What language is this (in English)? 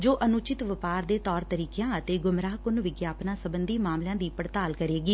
Punjabi